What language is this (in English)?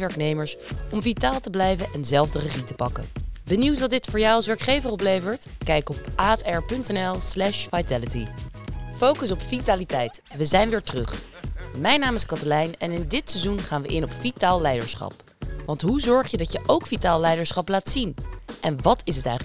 Dutch